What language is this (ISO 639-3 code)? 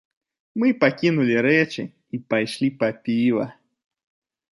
bel